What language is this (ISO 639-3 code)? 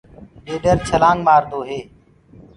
ggg